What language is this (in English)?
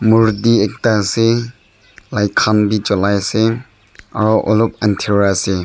Naga Pidgin